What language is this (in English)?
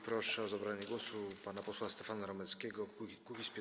Polish